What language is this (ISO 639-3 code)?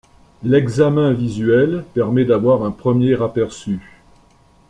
fra